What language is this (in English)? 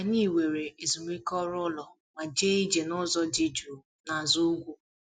Igbo